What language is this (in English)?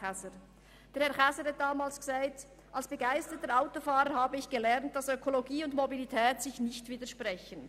Swiss German